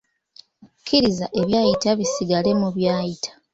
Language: Ganda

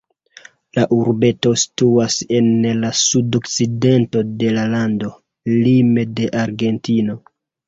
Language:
Esperanto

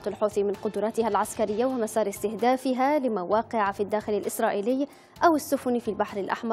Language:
Arabic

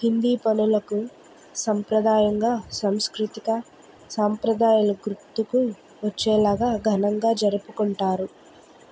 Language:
Telugu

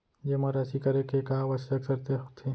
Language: Chhattisgarhi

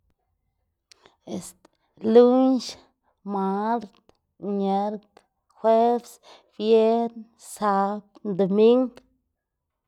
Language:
Xanaguía Zapotec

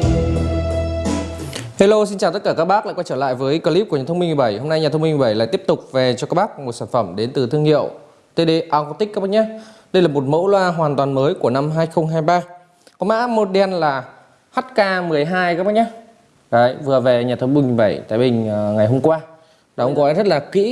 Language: Vietnamese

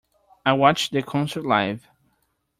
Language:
English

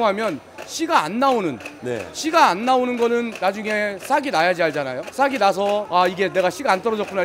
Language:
Korean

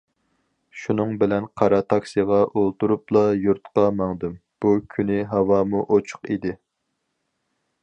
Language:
Uyghur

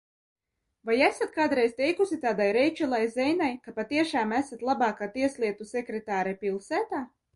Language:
Latvian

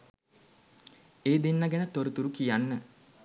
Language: Sinhala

